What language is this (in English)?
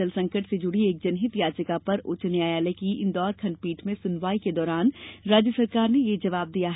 Hindi